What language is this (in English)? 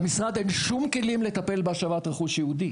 Hebrew